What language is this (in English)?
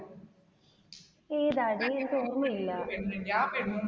Malayalam